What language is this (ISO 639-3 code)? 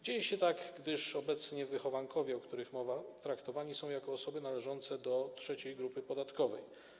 pol